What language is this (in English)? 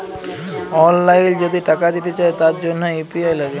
Bangla